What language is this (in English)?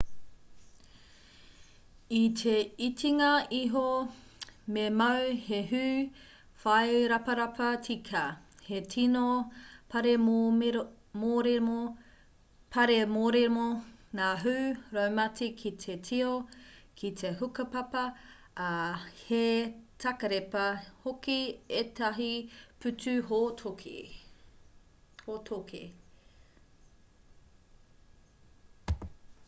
Māori